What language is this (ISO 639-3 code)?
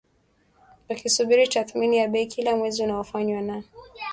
swa